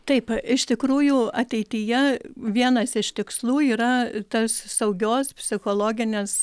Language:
Lithuanian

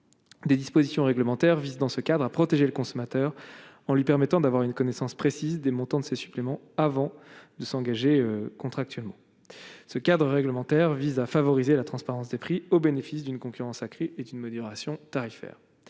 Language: French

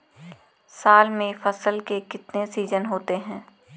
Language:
Hindi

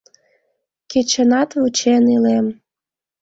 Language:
Mari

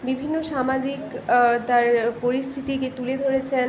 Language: Bangla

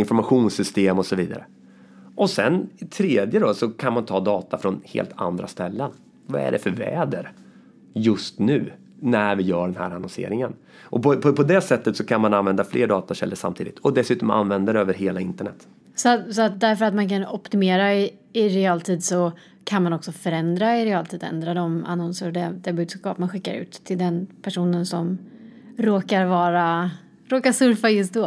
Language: Swedish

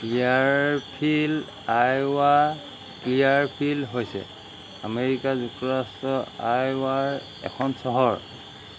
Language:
Assamese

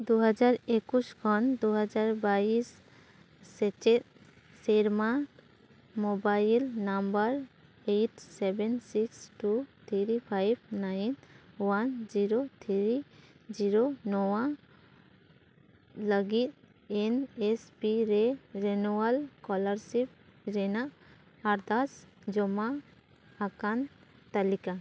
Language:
Santali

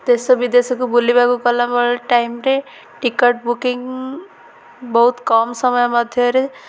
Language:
Odia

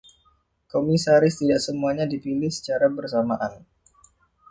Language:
Indonesian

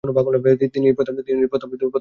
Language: Bangla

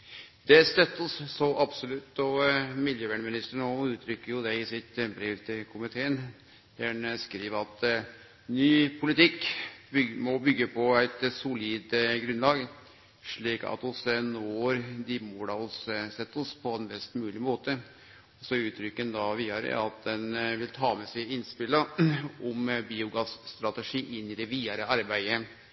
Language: Norwegian Nynorsk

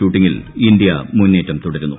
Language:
Malayalam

